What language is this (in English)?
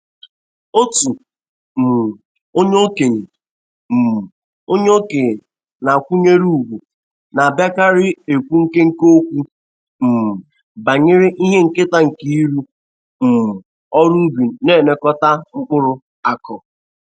Igbo